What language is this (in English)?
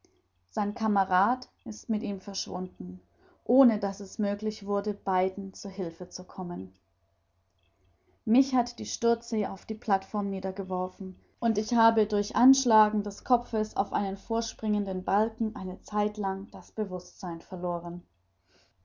German